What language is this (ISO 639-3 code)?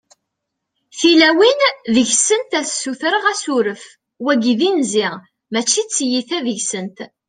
kab